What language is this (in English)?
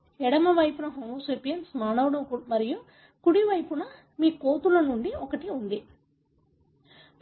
Telugu